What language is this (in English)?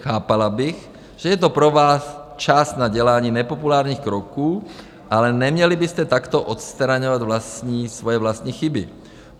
Czech